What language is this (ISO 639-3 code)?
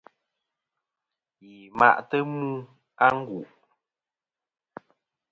bkm